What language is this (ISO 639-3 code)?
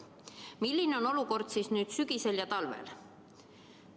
est